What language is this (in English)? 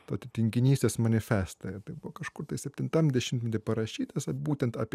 Lithuanian